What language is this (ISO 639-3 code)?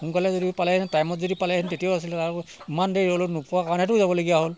asm